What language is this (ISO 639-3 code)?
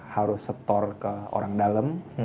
ind